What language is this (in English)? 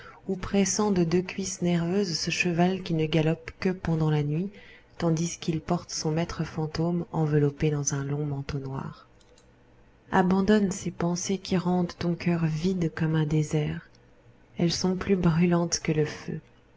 French